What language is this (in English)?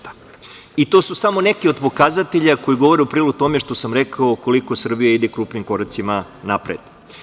Serbian